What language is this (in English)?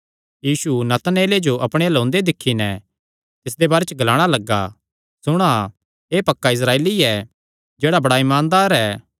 Kangri